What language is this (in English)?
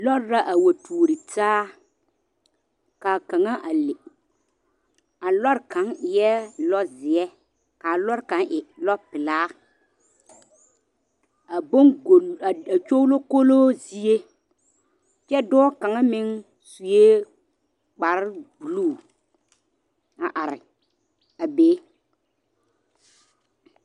Southern Dagaare